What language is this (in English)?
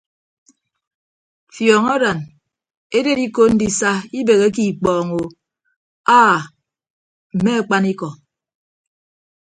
Ibibio